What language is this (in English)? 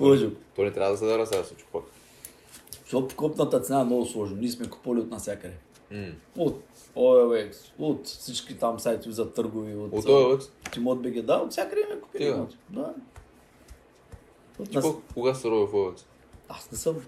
Bulgarian